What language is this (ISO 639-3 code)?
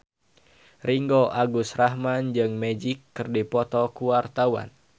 sun